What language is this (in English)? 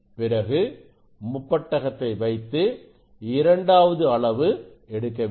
Tamil